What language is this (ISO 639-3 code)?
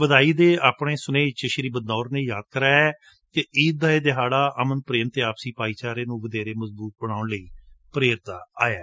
pan